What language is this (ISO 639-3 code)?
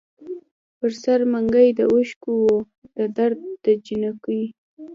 pus